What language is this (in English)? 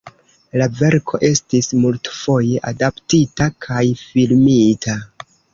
Esperanto